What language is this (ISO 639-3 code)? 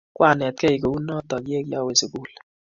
kln